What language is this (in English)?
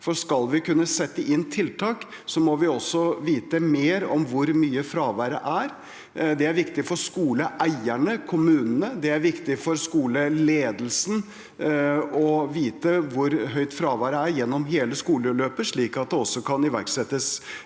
Norwegian